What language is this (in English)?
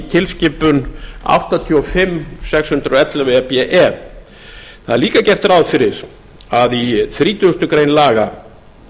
Icelandic